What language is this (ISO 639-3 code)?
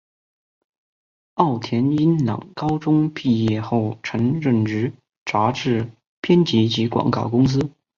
zho